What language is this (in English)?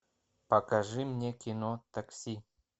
Russian